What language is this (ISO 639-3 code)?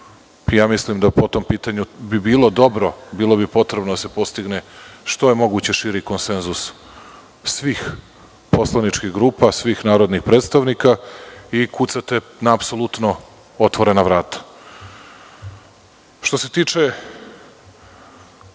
srp